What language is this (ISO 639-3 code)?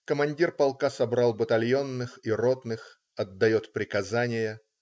rus